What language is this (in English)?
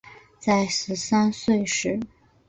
Chinese